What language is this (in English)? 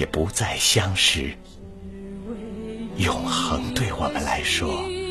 Chinese